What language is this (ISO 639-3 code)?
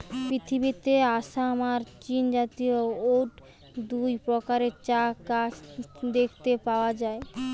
ben